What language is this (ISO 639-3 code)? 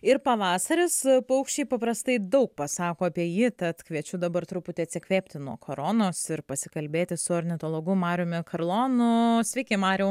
lit